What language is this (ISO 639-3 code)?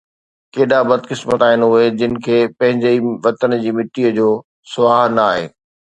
snd